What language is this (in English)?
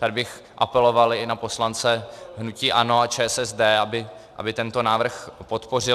Czech